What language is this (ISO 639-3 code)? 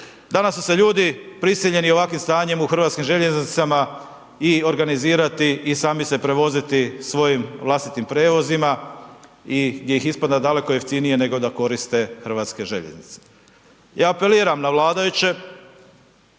hrv